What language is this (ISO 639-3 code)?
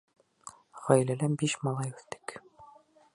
bak